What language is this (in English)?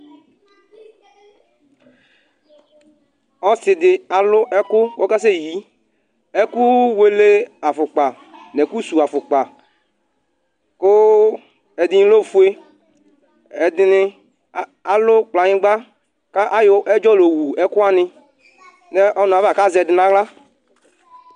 Ikposo